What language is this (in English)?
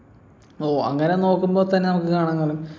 Malayalam